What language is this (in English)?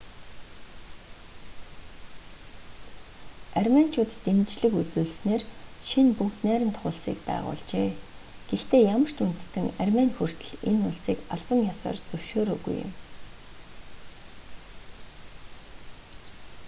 Mongolian